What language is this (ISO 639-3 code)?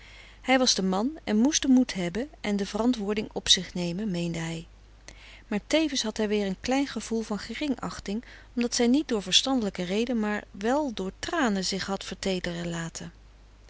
nld